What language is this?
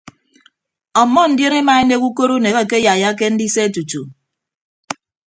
Ibibio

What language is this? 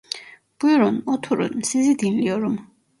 Turkish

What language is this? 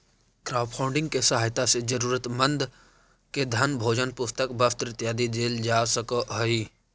Magahi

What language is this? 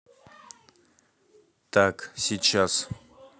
Russian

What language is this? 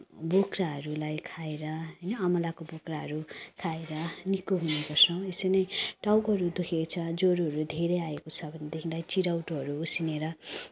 Nepali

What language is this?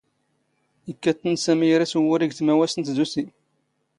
Standard Moroccan Tamazight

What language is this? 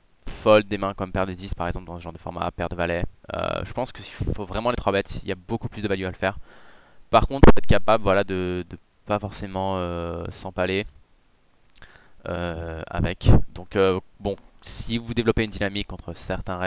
French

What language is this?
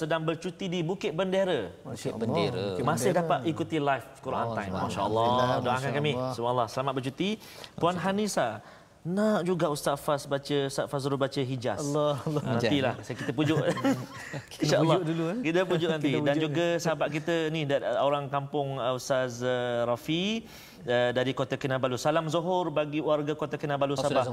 Malay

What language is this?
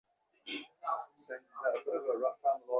Bangla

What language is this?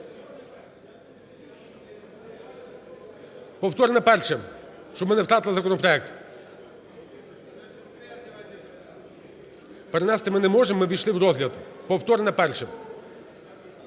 Ukrainian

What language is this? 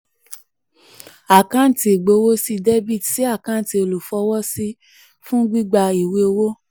Yoruba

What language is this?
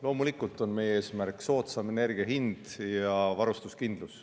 Estonian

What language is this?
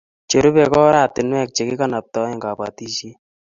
Kalenjin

